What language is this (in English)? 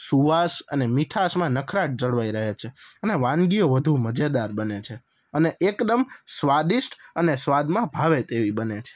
Gujarati